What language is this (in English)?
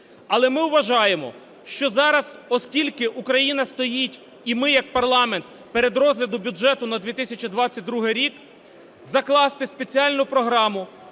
Ukrainian